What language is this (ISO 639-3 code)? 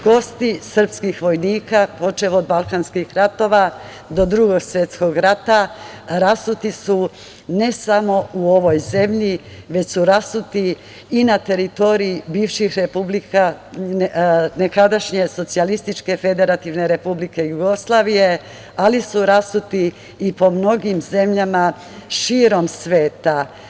srp